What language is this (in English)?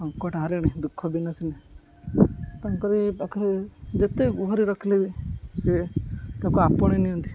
Odia